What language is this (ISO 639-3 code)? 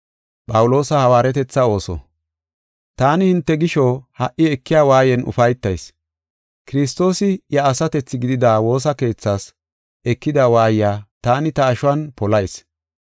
gof